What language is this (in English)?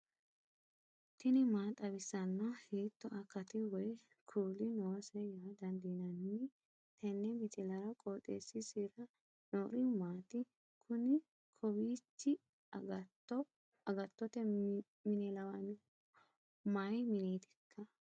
Sidamo